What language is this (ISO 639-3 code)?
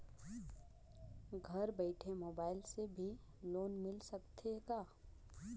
hne